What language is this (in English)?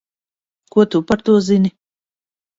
Latvian